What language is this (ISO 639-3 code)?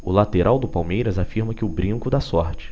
por